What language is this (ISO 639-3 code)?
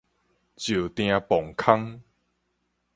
nan